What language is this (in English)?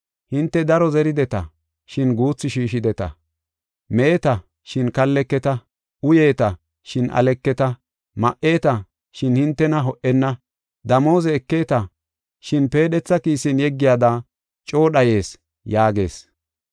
Gofa